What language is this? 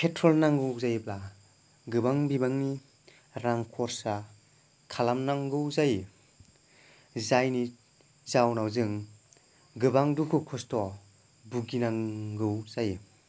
Bodo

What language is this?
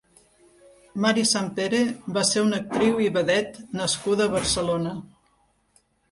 Catalan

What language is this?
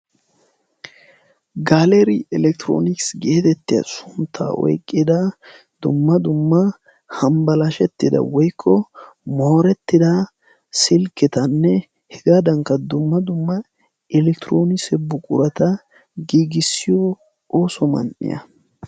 Wolaytta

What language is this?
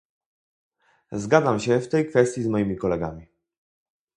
Polish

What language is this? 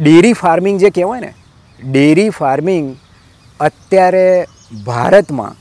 Gujarati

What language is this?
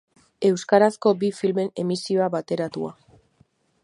Basque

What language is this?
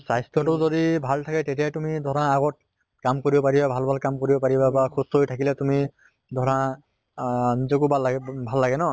Assamese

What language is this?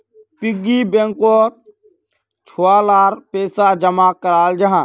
Magahi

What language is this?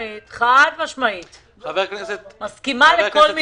Hebrew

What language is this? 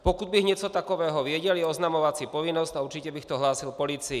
Czech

